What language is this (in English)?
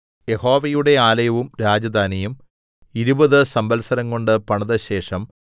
Malayalam